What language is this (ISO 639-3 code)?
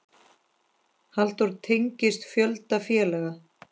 isl